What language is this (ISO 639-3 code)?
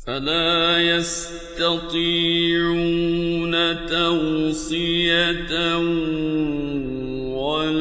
ara